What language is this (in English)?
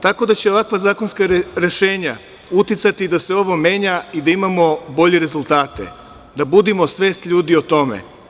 Serbian